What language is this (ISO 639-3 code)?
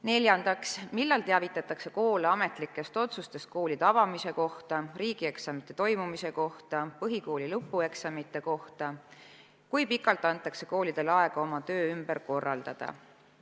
est